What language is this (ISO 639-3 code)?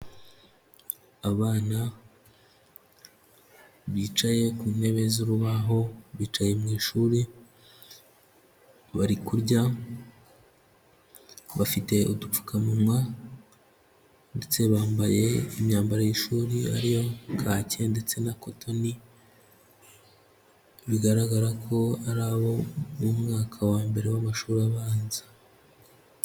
kin